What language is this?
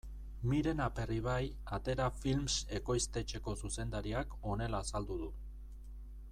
Basque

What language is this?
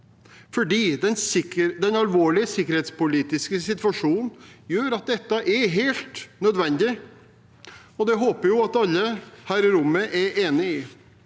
Norwegian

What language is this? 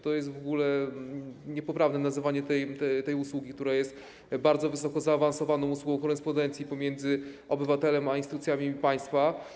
Polish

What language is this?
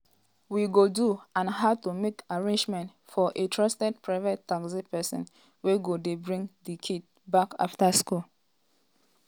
Nigerian Pidgin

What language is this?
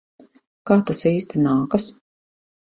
Latvian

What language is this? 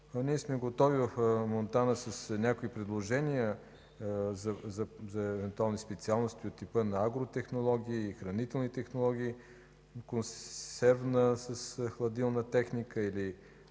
Bulgarian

